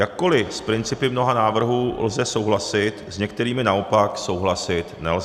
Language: Czech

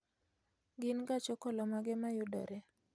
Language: Luo (Kenya and Tanzania)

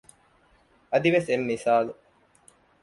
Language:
Divehi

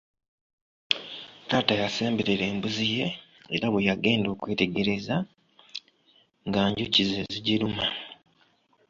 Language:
Ganda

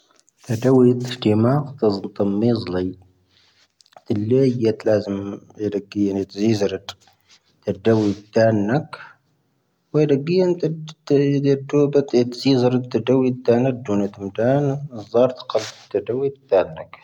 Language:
Tahaggart Tamahaq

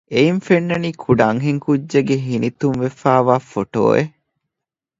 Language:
Divehi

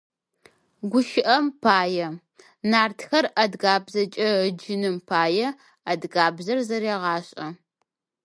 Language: Adyghe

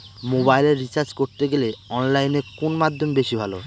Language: Bangla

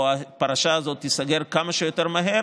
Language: Hebrew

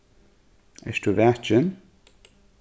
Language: Faroese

